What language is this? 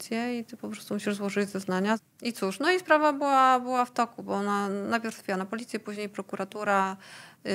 Polish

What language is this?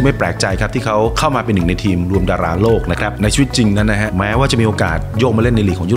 Thai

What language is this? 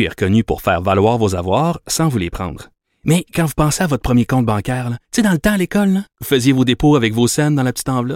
French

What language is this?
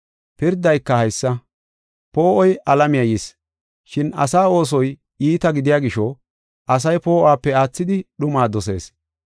Gofa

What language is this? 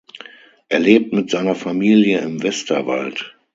German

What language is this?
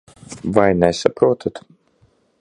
Latvian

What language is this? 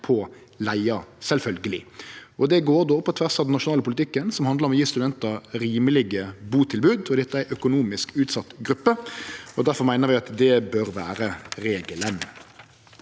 Norwegian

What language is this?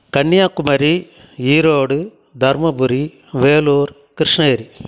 Tamil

